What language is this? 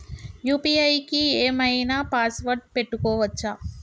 Telugu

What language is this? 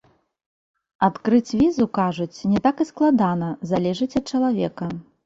Belarusian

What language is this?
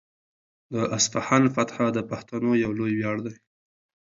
Pashto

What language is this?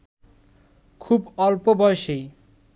Bangla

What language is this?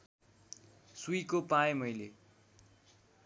Nepali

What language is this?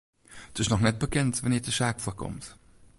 Western Frisian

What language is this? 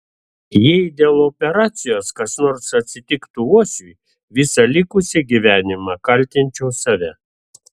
Lithuanian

